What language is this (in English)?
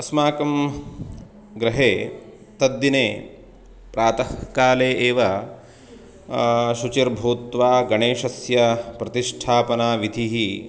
Sanskrit